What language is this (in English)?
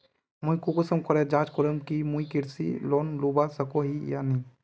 Magahi